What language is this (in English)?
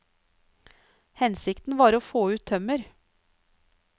Norwegian